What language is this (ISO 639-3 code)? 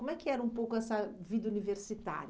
por